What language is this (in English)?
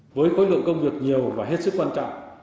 Vietnamese